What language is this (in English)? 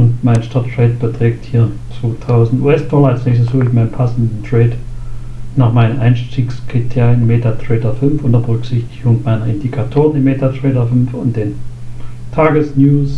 German